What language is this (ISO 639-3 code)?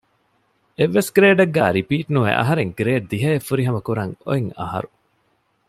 div